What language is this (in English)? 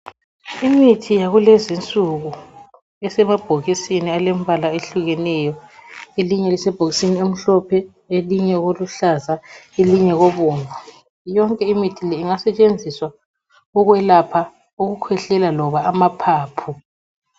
North Ndebele